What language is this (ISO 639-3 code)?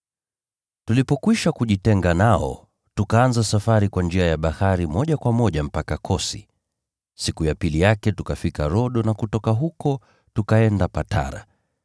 swa